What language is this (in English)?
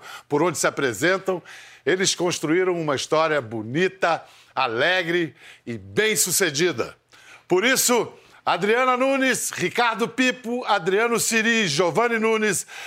Portuguese